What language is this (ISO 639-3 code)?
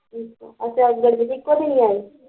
pan